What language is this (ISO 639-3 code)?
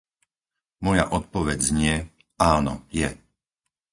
slk